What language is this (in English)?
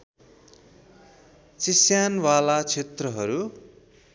Nepali